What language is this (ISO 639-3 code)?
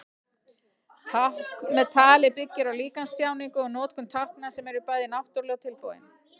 isl